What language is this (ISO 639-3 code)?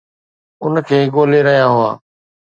snd